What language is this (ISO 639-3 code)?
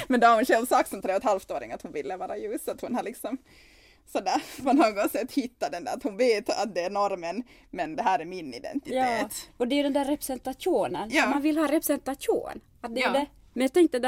swe